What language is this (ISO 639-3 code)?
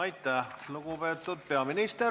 est